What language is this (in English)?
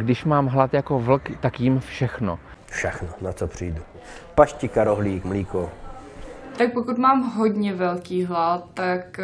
Czech